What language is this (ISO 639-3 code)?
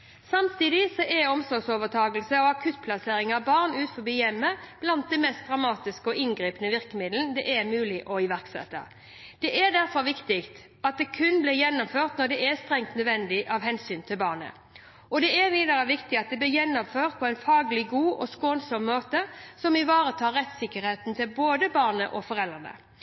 nob